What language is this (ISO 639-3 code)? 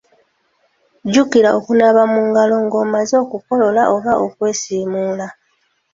lug